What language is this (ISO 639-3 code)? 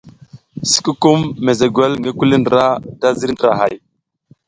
giz